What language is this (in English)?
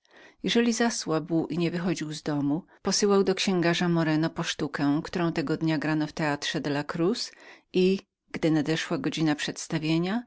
Polish